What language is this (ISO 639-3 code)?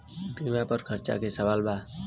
bho